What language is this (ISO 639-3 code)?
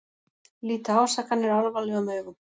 isl